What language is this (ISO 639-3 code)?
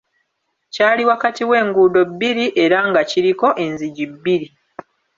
lug